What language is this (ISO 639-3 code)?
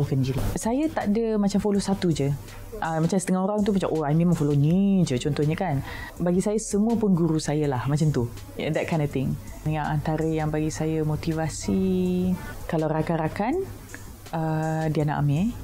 msa